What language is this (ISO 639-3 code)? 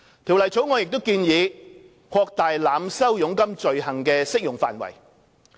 yue